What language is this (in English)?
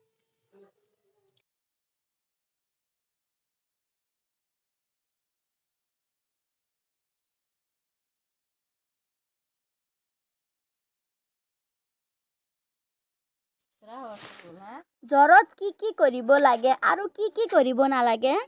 Assamese